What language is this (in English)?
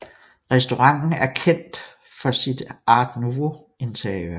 Danish